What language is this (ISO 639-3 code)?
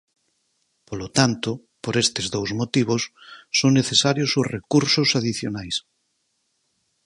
glg